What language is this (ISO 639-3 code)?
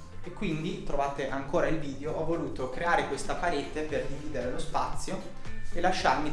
ita